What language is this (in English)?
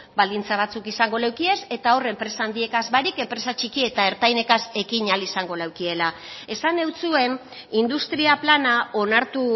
Basque